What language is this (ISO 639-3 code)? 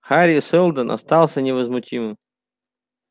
rus